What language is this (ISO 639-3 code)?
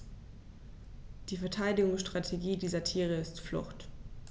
deu